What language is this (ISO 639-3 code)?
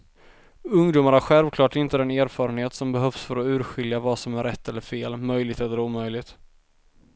swe